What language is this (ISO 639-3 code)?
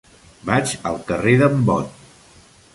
cat